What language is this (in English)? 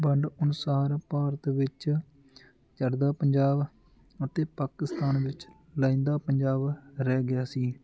Punjabi